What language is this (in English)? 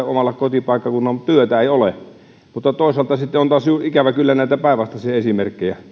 Finnish